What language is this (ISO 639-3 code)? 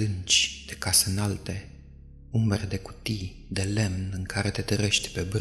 ron